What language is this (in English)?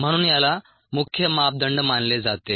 Marathi